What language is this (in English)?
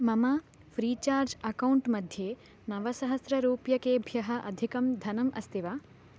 Sanskrit